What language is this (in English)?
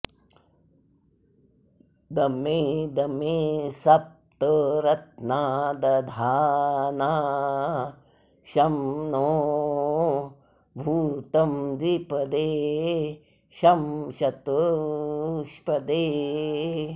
Sanskrit